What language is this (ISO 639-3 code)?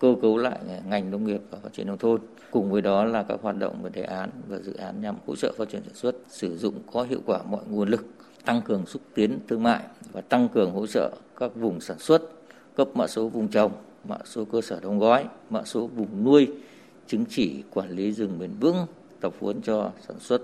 vie